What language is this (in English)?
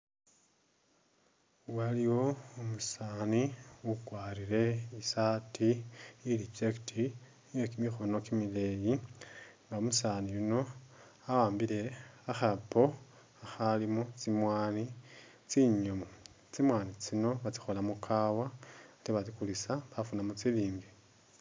Masaaba